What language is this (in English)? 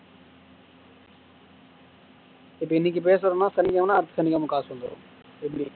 Tamil